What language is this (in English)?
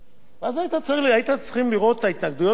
Hebrew